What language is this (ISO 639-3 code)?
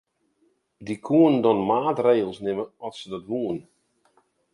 fry